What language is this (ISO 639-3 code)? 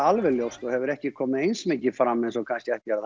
isl